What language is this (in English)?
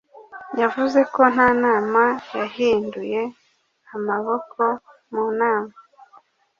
Kinyarwanda